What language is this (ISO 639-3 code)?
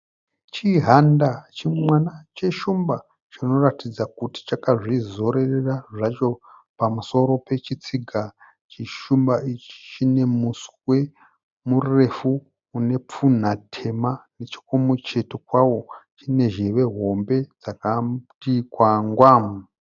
sna